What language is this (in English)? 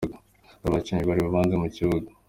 Kinyarwanda